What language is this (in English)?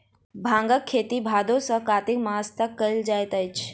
Maithili